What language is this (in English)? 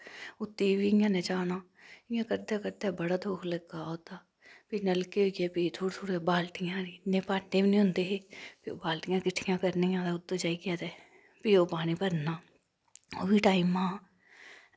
Dogri